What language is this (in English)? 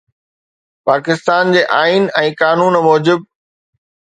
Sindhi